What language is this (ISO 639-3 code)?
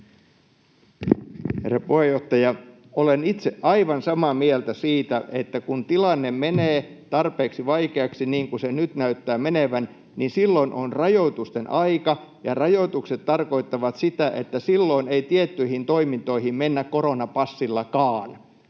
fin